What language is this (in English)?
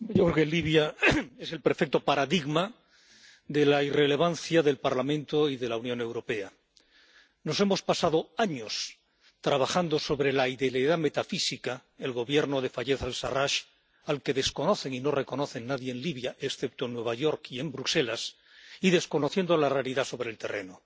Spanish